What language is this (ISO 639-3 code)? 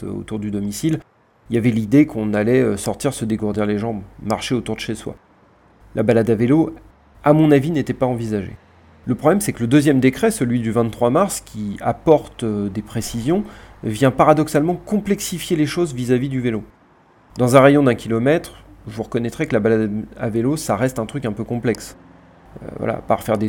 fra